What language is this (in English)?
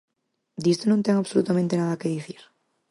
Galician